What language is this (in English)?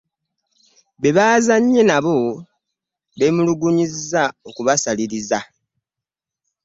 Ganda